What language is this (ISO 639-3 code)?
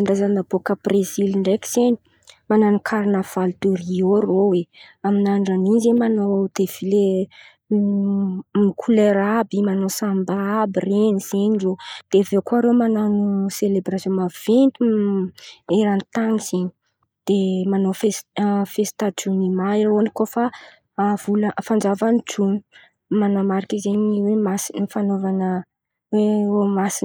xmv